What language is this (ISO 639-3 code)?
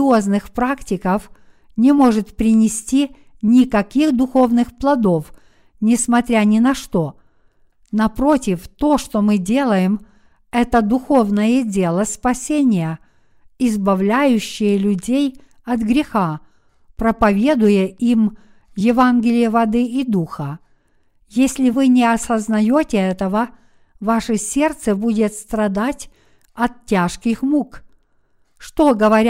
rus